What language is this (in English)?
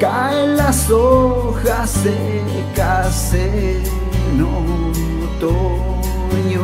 Spanish